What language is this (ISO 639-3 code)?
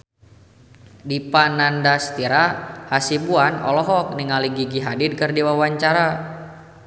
sun